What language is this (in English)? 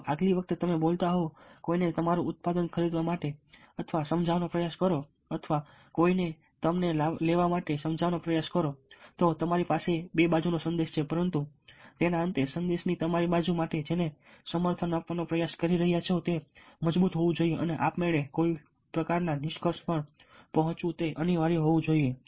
Gujarati